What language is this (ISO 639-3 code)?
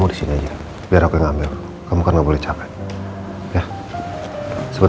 ind